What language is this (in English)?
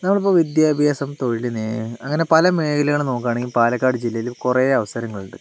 Malayalam